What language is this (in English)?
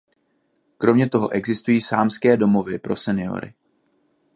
Czech